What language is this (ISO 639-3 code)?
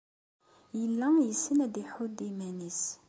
kab